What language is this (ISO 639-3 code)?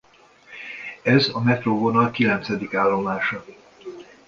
hun